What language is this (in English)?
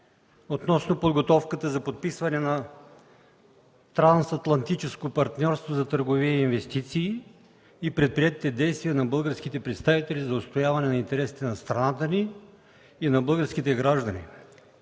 Bulgarian